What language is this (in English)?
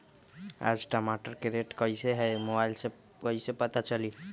Magahi